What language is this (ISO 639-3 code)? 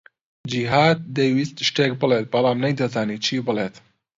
ckb